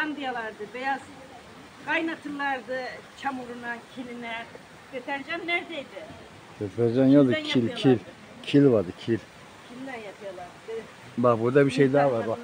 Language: Turkish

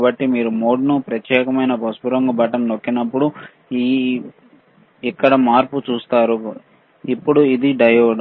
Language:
Telugu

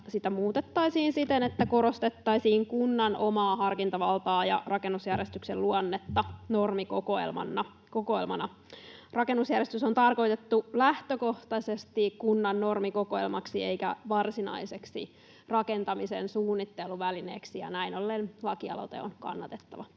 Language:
Finnish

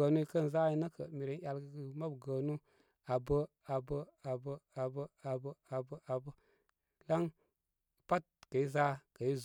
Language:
Koma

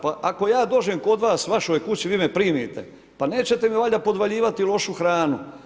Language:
Croatian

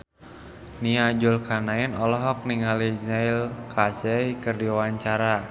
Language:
Sundanese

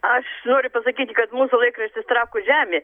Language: Lithuanian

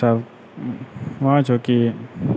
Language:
Maithili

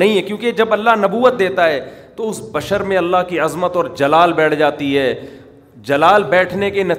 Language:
Urdu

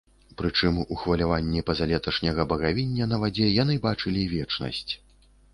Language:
Belarusian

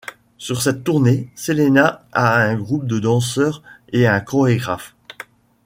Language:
French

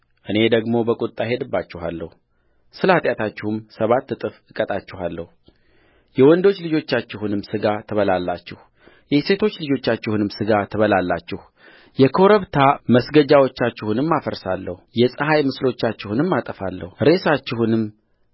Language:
Amharic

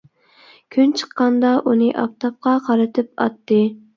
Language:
Uyghur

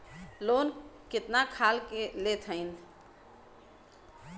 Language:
Bhojpuri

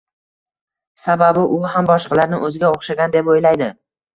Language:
Uzbek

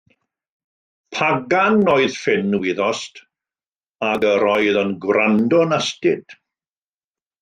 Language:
Welsh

